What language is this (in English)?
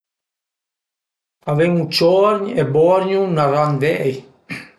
Piedmontese